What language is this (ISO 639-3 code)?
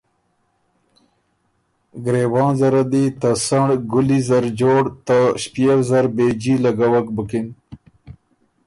oru